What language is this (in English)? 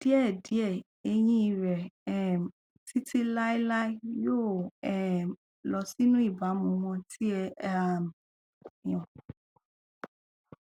Yoruba